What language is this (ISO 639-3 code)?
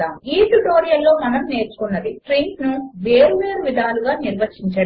tel